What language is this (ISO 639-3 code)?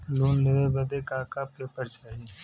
bho